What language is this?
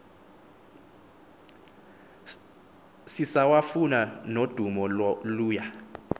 Xhosa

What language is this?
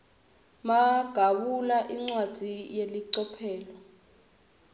Swati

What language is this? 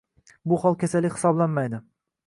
Uzbek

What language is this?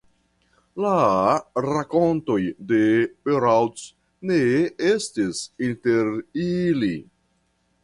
Esperanto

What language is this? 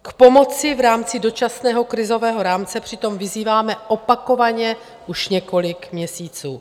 Czech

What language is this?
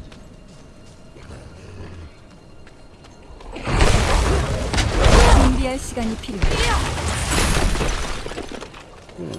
Korean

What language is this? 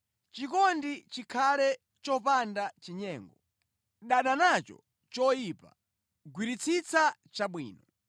Nyanja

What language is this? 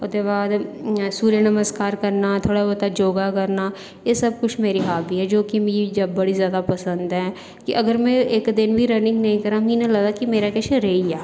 Dogri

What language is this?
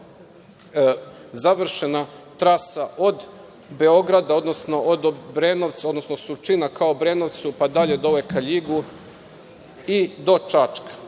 Serbian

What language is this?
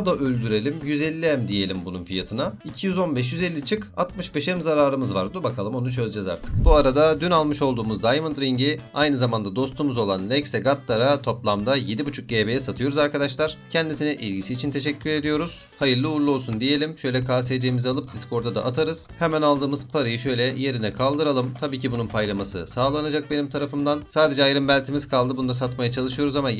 Turkish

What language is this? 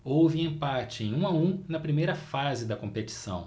Portuguese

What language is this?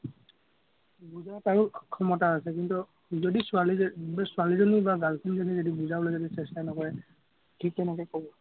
Assamese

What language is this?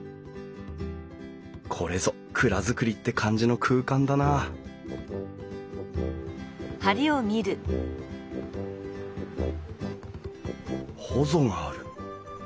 Japanese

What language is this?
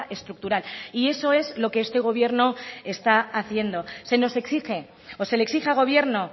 Spanish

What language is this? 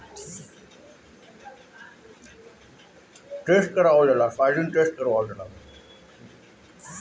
Bhojpuri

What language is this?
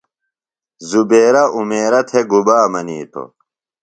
Phalura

